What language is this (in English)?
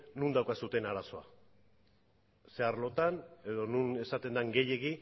Basque